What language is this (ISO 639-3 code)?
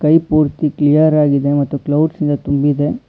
kan